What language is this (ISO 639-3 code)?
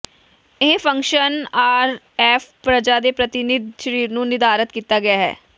pan